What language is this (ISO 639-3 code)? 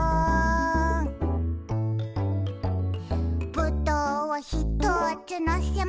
jpn